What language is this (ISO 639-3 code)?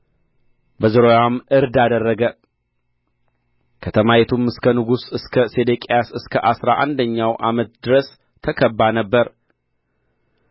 amh